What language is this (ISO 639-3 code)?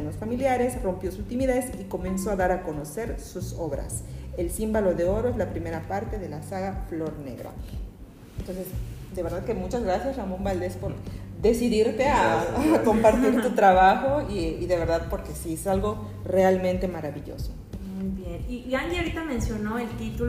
spa